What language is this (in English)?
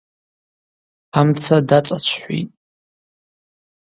Abaza